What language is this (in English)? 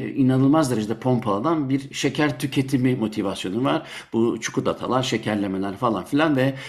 Turkish